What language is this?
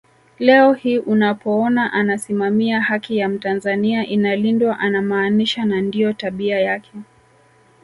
Swahili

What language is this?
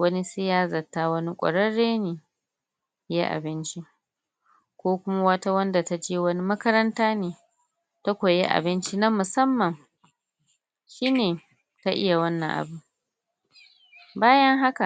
Hausa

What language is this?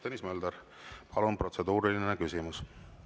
Estonian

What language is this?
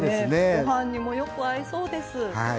Japanese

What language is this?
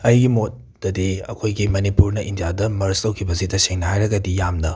Manipuri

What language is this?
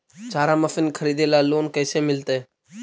Magahi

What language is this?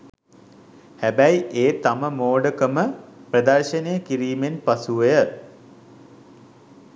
Sinhala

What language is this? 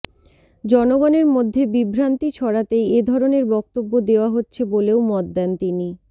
Bangla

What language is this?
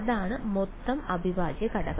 Malayalam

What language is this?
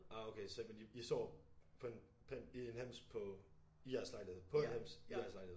Danish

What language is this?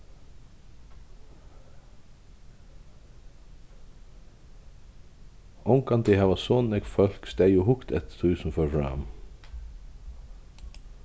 Faroese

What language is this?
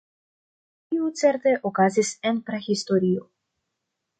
Esperanto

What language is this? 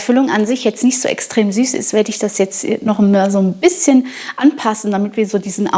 German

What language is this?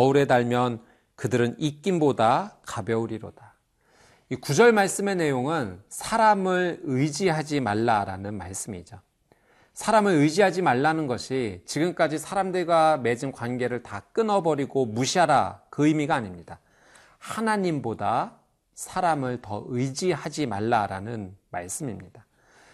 Korean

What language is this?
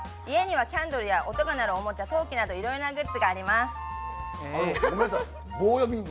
Japanese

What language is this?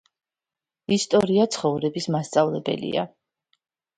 Georgian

